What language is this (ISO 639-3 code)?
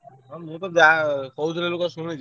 ori